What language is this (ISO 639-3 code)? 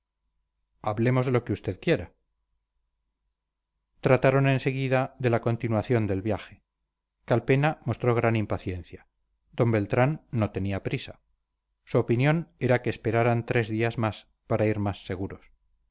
spa